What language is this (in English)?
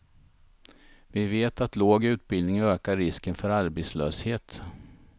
Swedish